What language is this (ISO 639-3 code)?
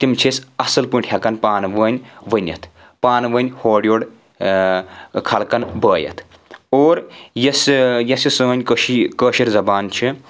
kas